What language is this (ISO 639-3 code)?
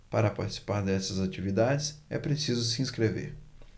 por